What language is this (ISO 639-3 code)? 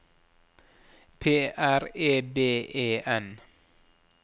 nor